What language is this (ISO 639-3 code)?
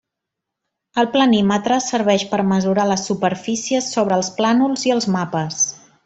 cat